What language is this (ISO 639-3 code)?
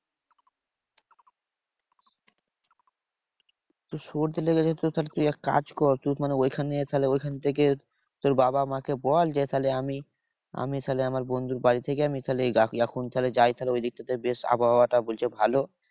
ben